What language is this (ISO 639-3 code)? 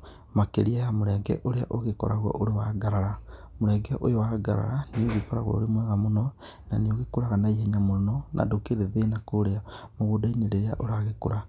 kik